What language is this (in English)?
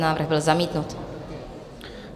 Czech